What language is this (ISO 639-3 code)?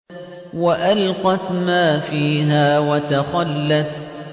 ara